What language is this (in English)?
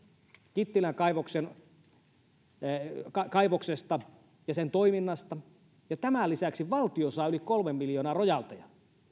Finnish